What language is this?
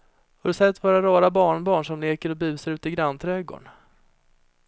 Swedish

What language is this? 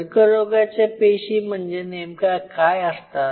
Marathi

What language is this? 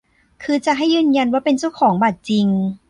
Thai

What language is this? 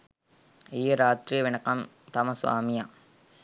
Sinhala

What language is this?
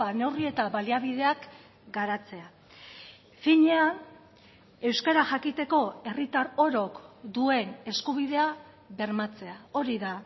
Basque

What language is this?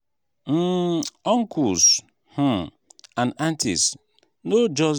Nigerian Pidgin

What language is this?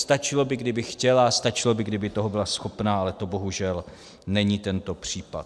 Czech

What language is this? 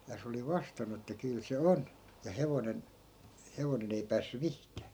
Finnish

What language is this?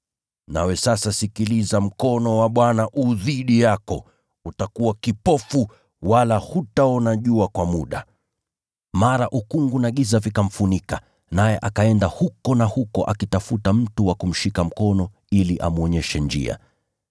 Swahili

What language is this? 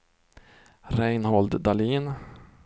Swedish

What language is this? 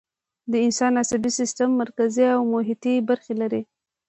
Pashto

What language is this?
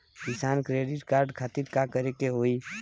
Bhojpuri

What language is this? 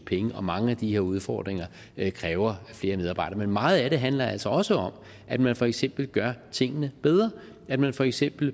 Danish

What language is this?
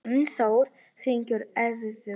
Icelandic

